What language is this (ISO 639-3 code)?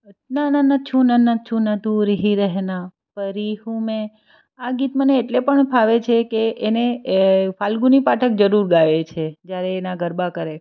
guj